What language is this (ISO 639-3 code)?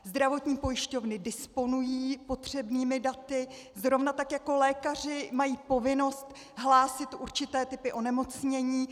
ces